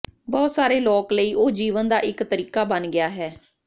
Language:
Punjabi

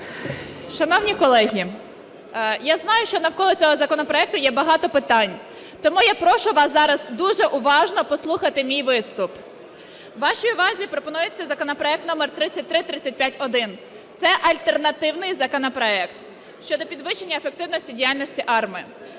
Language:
Ukrainian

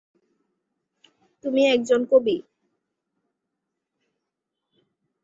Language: Bangla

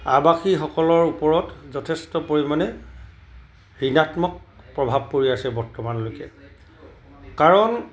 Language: Assamese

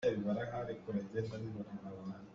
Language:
Hakha Chin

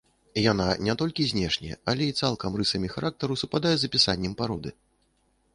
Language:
Belarusian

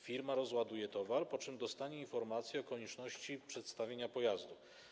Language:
Polish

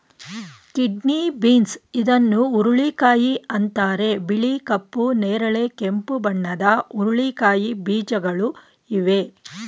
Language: Kannada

